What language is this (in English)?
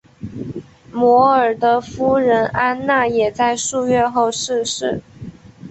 Chinese